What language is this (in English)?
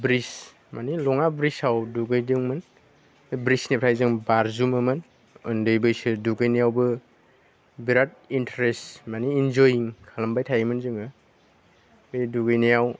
Bodo